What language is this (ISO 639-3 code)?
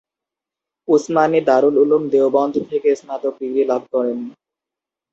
ben